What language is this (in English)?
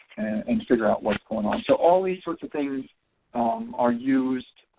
English